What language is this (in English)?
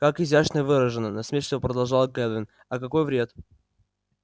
Russian